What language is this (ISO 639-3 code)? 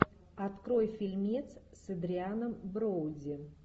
rus